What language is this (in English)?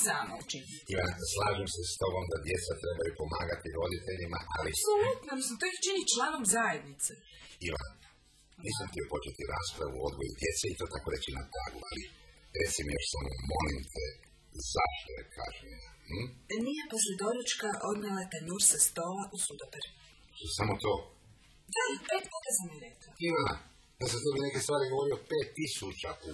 Croatian